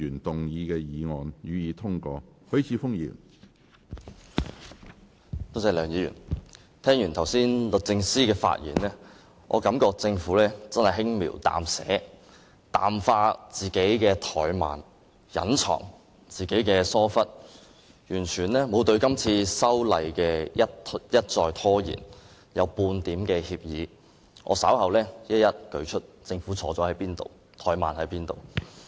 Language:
Cantonese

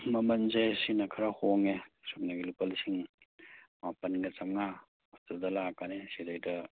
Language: Manipuri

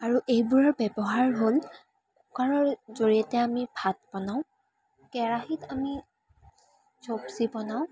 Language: Assamese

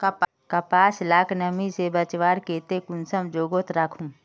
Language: Magahi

